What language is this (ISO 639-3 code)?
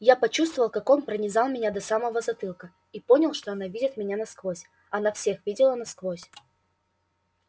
rus